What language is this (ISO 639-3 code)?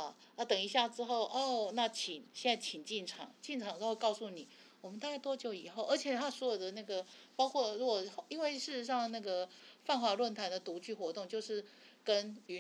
zho